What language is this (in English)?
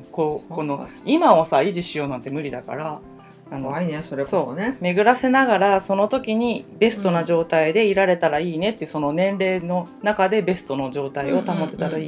Japanese